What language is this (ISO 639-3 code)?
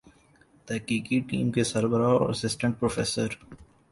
urd